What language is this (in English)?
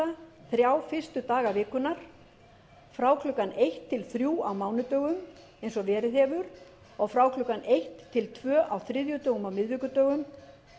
Icelandic